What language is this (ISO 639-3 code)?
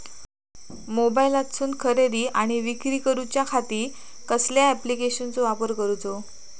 mar